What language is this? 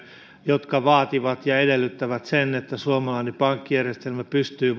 Finnish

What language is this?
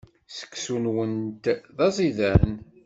Kabyle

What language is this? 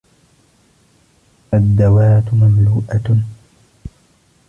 Arabic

